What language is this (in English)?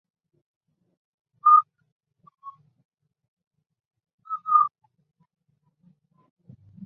Chinese